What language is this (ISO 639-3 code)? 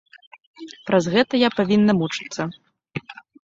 bel